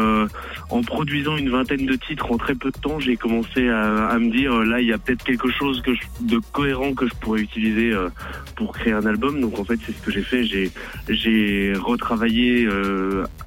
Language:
French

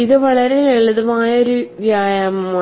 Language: Malayalam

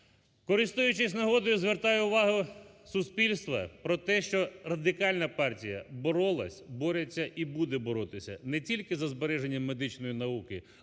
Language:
Ukrainian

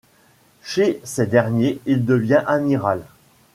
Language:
French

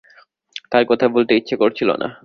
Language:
Bangla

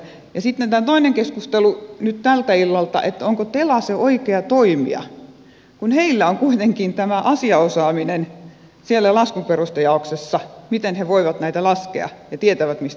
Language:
Finnish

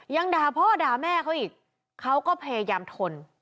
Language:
Thai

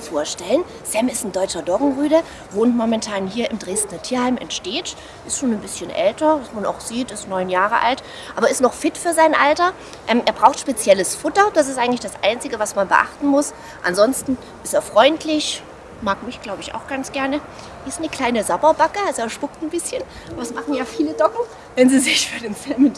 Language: German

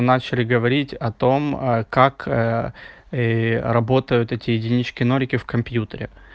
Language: Russian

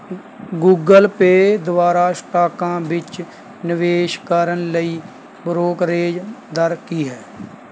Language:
Punjabi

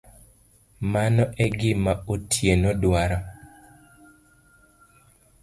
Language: Luo (Kenya and Tanzania)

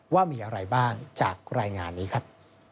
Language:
Thai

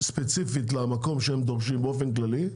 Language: Hebrew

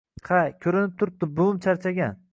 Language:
Uzbek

